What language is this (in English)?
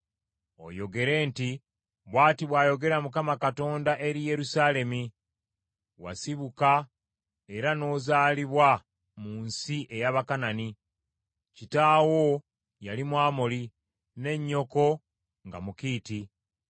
Ganda